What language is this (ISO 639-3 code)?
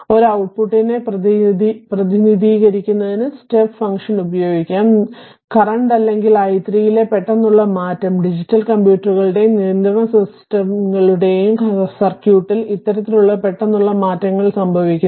mal